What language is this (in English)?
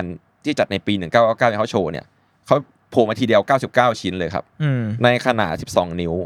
Thai